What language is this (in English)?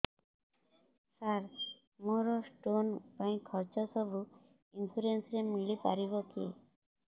Odia